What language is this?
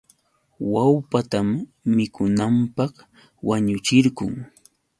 Yauyos Quechua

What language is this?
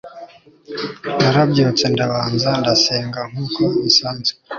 Kinyarwanda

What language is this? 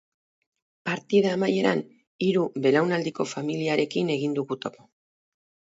Basque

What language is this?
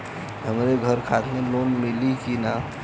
Bhojpuri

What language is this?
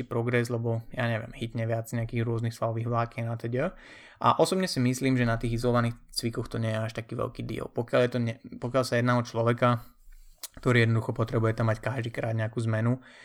Slovak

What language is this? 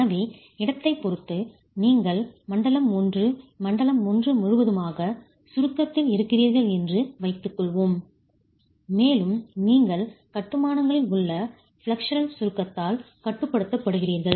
Tamil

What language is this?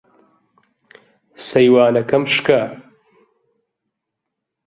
Central Kurdish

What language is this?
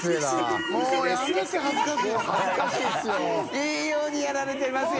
Japanese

